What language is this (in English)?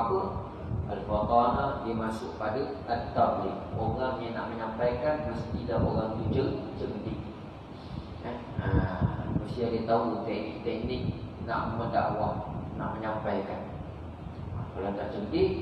Malay